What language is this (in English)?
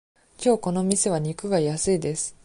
Japanese